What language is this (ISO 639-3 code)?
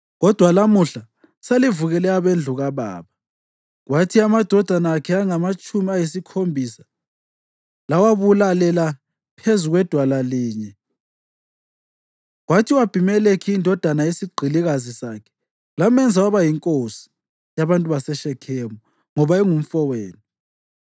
nde